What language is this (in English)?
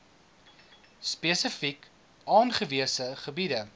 Afrikaans